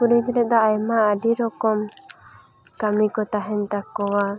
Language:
Santali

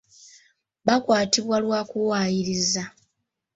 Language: Ganda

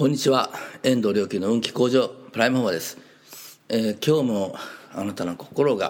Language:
Japanese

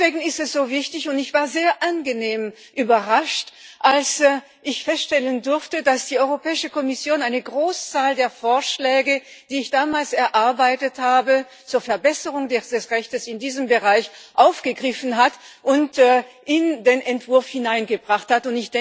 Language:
German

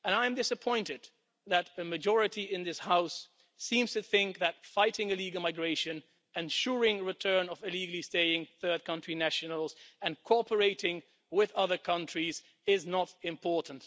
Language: English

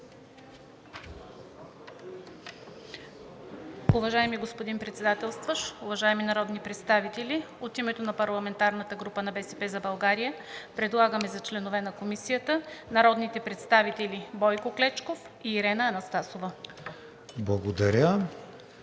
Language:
Bulgarian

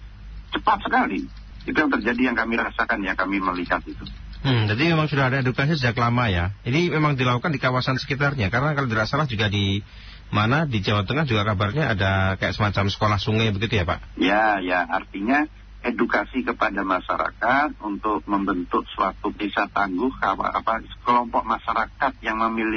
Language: Indonesian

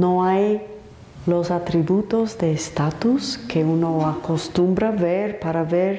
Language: Spanish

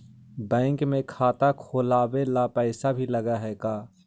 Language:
Magahi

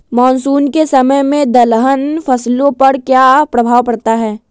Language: Magahi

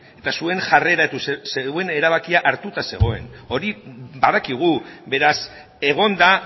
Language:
Basque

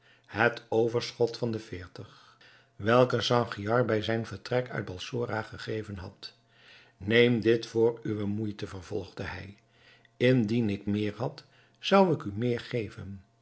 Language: Dutch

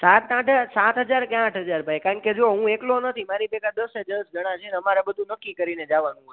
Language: Gujarati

